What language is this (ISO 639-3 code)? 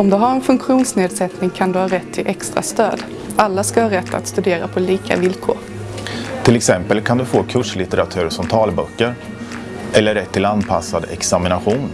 swe